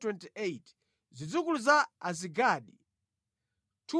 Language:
Nyanja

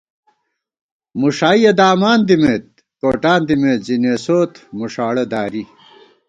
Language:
Gawar-Bati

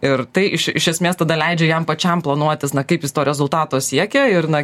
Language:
Lithuanian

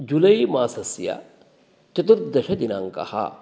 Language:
Sanskrit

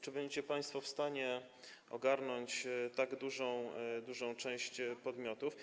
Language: Polish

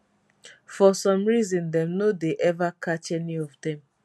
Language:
Nigerian Pidgin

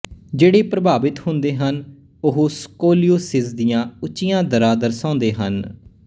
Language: Punjabi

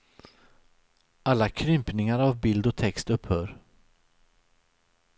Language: Swedish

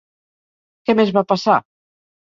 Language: Catalan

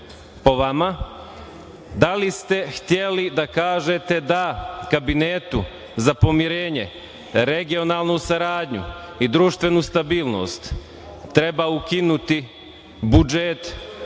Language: Serbian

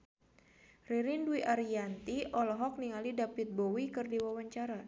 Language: Sundanese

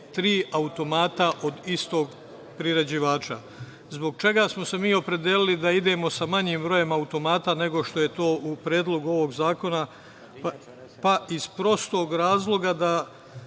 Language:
Serbian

